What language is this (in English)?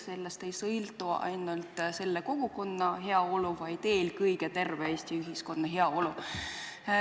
Estonian